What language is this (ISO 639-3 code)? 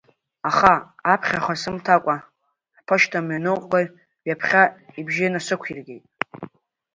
abk